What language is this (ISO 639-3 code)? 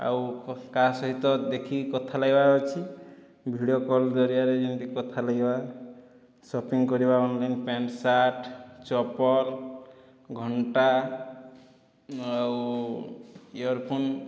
ori